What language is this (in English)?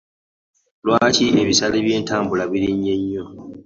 Ganda